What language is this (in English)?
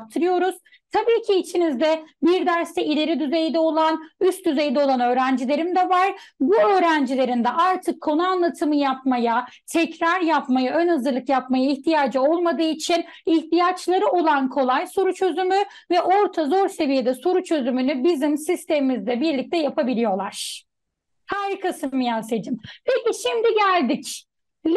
Turkish